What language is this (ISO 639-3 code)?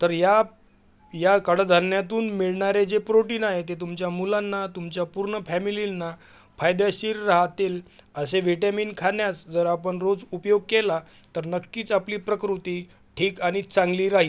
mar